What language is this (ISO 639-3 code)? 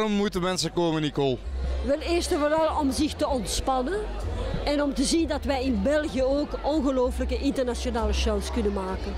nld